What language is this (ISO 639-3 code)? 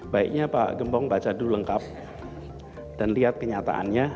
ind